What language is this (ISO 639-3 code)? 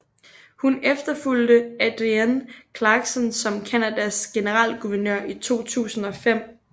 dan